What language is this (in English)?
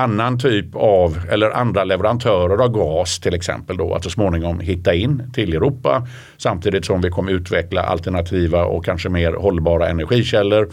Swedish